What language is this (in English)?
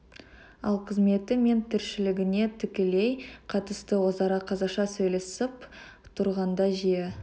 Kazakh